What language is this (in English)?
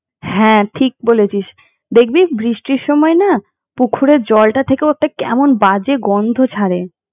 Bangla